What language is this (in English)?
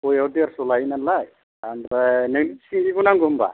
Bodo